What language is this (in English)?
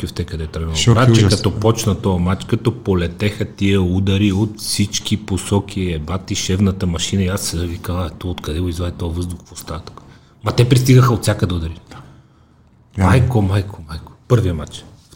Bulgarian